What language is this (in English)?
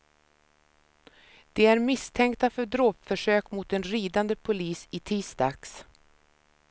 Swedish